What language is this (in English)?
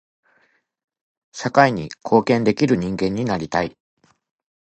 Japanese